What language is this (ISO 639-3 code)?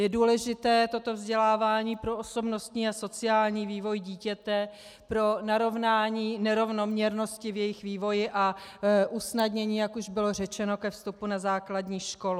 ces